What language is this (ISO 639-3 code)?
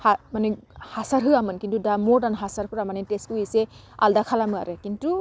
brx